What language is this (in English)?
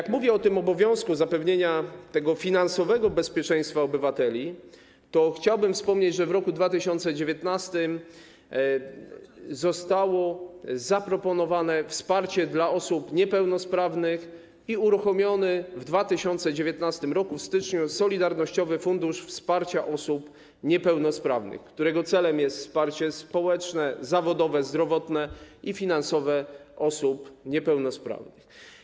Polish